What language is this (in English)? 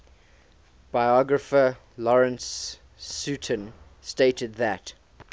English